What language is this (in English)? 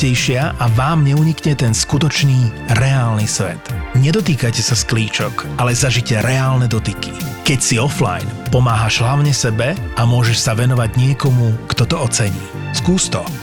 Slovak